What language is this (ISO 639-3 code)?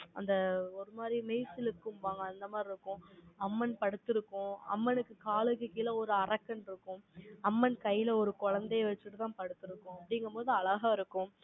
tam